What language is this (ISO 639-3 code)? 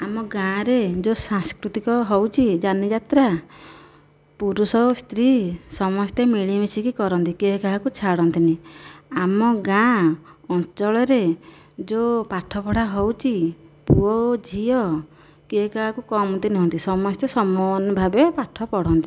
ori